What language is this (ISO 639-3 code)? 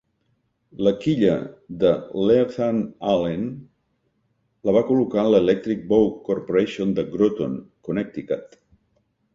cat